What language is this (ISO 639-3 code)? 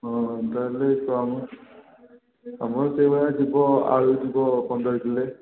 ori